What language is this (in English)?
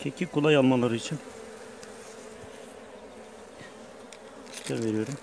Turkish